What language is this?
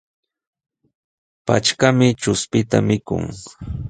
Sihuas Ancash Quechua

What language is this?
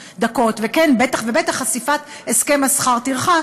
Hebrew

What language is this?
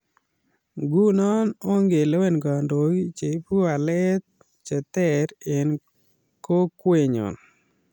Kalenjin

